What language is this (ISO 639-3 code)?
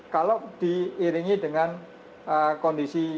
ind